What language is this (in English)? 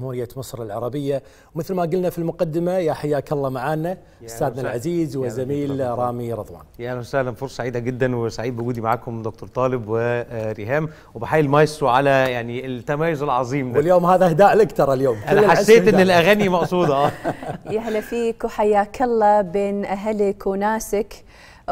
Arabic